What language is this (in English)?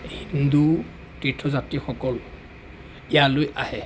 Assamese